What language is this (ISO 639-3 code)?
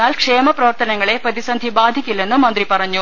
mal